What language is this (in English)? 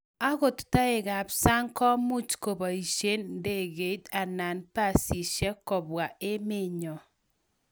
Kalenjin